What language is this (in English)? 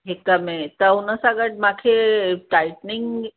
Sindhi